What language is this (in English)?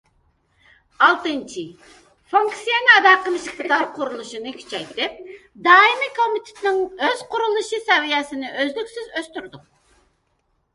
Uyghur